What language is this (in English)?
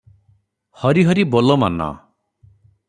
Odia